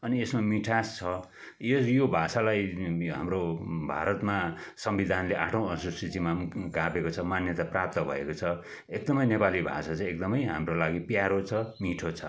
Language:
Nepali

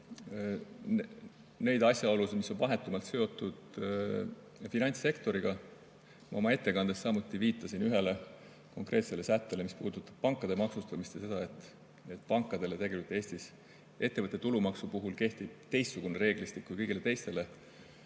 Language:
Estonian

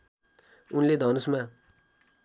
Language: Nepali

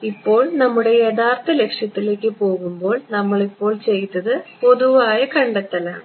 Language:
Malayalam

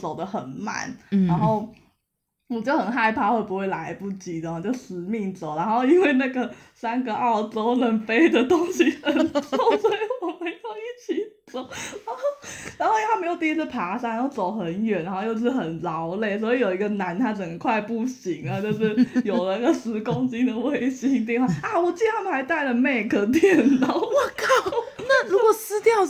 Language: Chinese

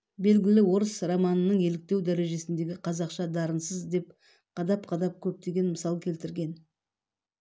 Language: Kazakh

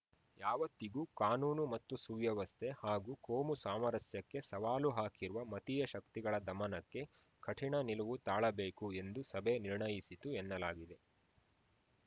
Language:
Kannada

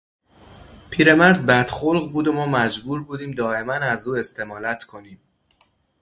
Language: Persian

